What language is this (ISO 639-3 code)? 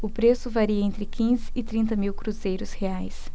por